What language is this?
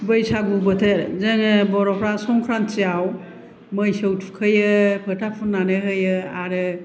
Bodo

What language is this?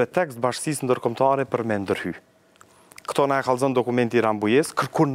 Romanian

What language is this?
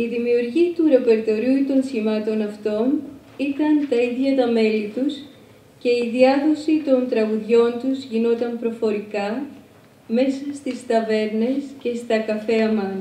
Greek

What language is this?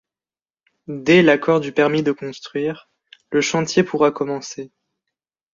French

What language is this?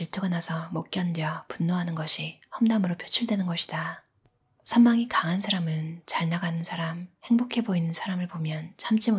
Korean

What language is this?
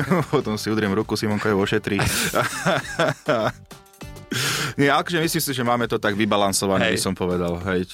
Slovak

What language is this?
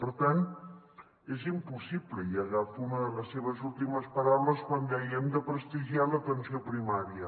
Catalan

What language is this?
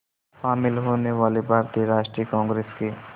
Hindi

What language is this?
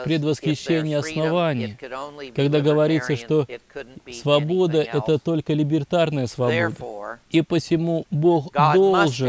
Russian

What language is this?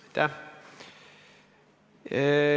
Estonian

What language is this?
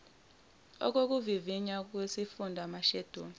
Zulu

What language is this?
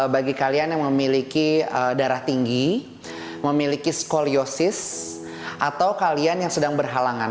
Indonesian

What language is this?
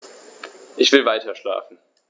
German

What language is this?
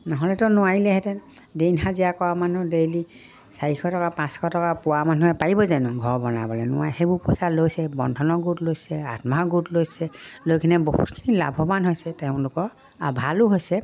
Assamese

